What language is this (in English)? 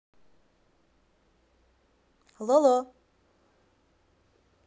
Russian